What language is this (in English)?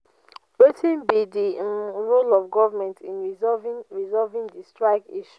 Nigerian Pidgin